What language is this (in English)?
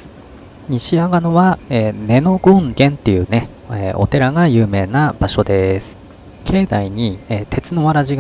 Japanese